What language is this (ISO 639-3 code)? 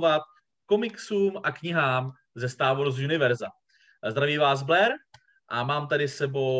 ces